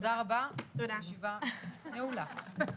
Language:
Hebrew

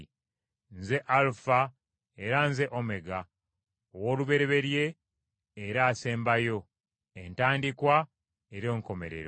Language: Ganda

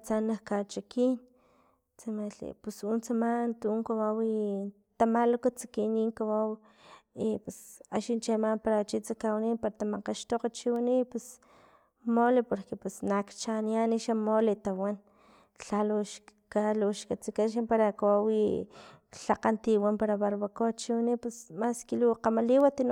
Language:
Filomena Mata-Coahuitlán Totonac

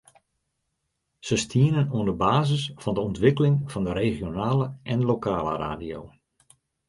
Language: Western Frisian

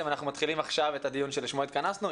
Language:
Hebrew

